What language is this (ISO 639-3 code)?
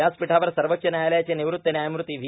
mar